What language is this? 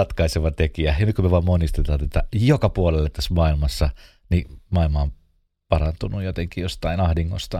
Finnish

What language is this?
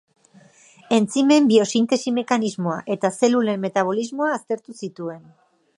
Basque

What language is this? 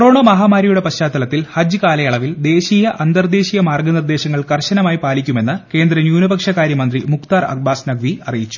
Malayalam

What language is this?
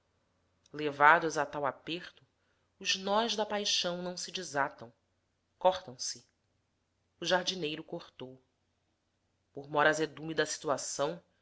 Portuguese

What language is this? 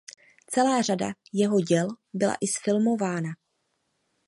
Czech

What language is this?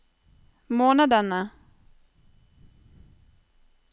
Norwegian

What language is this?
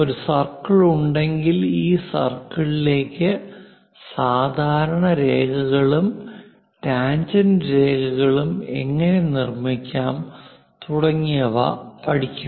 Malayalam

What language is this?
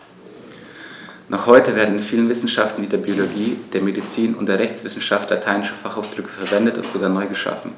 German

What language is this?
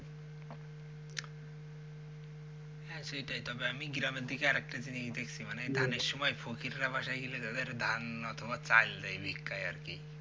Bangla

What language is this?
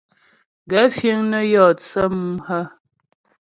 Ghomala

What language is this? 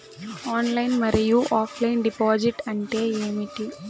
Telugu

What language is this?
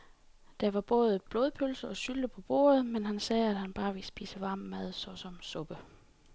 Danish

